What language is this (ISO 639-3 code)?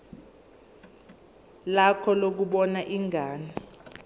zul